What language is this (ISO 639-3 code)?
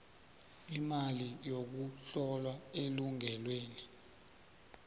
nbl